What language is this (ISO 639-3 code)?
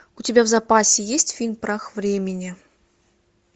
rus